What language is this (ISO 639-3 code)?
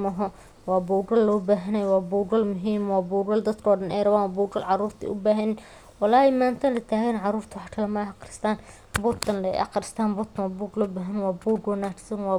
som